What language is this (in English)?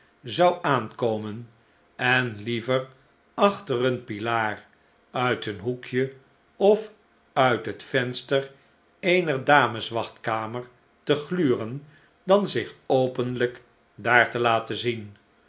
Dutch